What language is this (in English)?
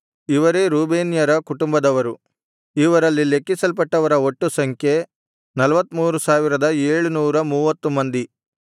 Kannada